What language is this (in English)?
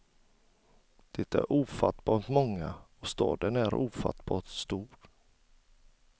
Swedish